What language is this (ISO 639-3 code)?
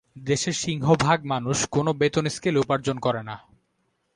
ben